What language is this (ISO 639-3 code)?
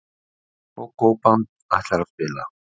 isl